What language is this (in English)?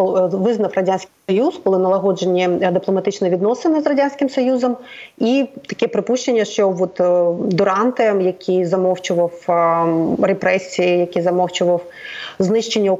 Ukrainian